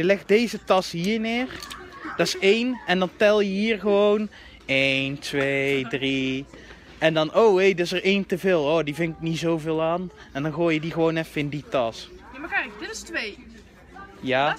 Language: Dutch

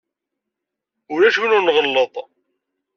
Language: Kabyle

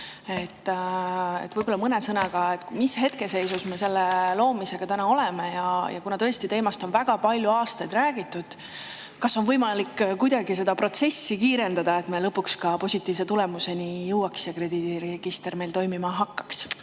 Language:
Estonian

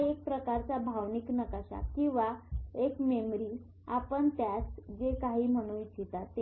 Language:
Marathi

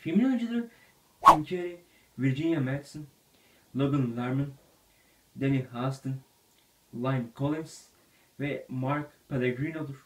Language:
Turkish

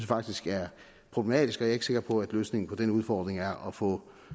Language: Danish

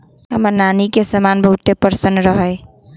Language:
Magahi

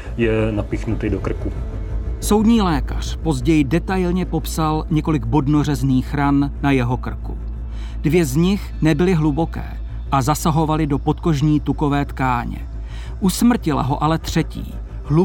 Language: Czech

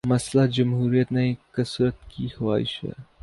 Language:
Urdu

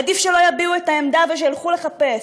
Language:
Hebrew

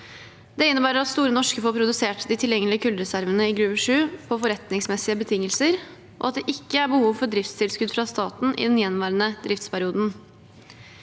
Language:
Norwegian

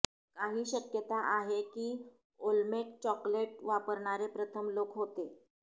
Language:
Marathi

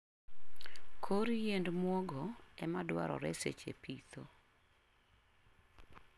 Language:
Luo (Kenya and Tanzania)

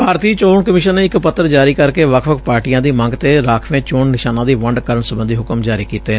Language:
Punjabi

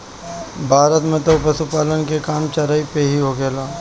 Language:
Bhojpuri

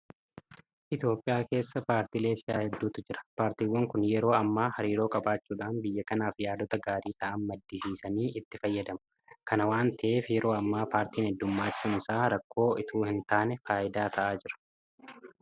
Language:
Oromo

